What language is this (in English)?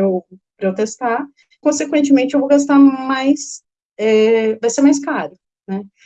Portuguese